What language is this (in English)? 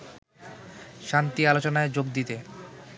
Bangla